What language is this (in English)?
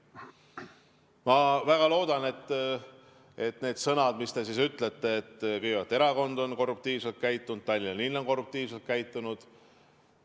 Estonian